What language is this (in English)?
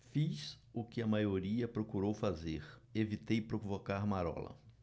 Portuguese